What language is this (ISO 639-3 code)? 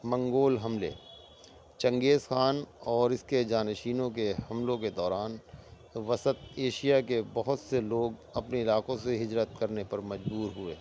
urd